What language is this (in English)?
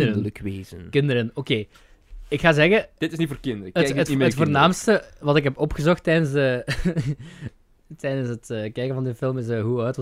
Dutch